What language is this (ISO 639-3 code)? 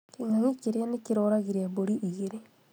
kik